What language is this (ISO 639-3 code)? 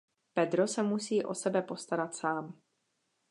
ces